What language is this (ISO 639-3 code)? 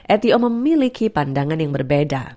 ind